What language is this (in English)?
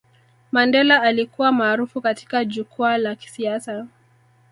Swahili